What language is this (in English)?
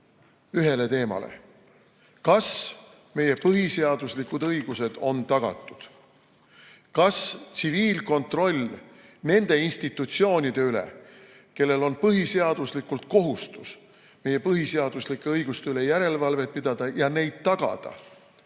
Estonian